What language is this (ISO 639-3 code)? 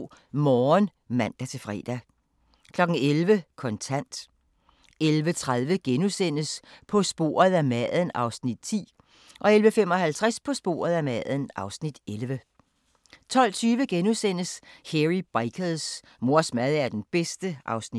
dan